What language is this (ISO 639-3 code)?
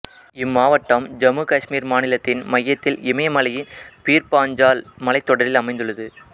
tam